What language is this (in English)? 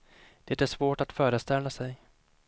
Swedish